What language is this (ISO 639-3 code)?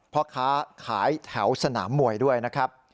tha